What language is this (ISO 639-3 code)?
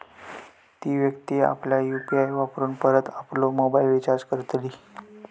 mar